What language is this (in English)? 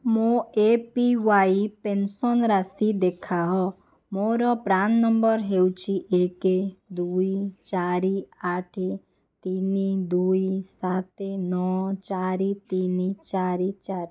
Odia